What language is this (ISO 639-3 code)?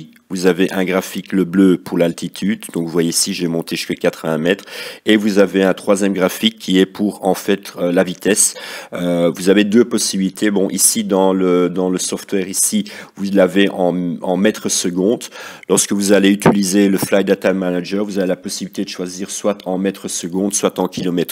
fra